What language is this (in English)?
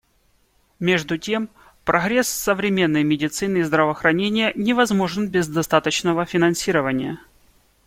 Russian